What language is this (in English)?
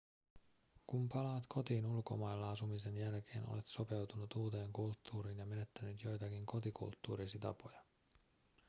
Finnish